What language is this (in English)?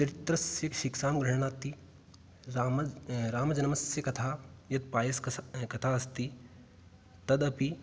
Sanskrit